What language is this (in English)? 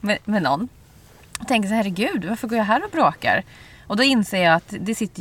Swedish